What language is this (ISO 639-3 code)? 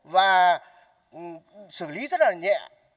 vie